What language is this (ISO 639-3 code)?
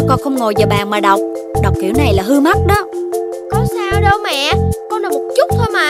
vie